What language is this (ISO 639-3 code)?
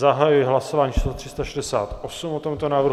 ces